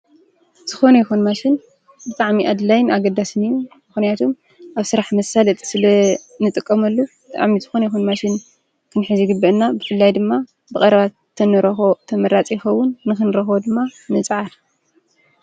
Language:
Tigrinya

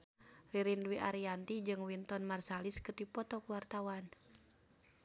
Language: Sundanese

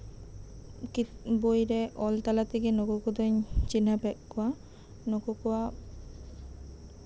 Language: Santali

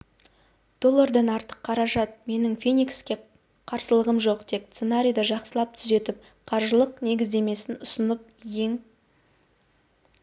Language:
Kazakh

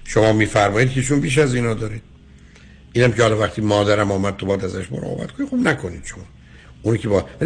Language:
Persian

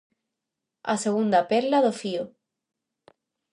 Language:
Galician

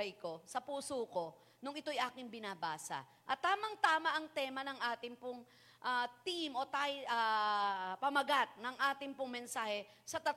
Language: Filipino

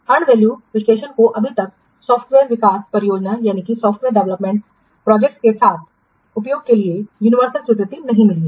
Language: Hindi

